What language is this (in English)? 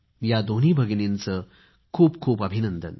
Marathi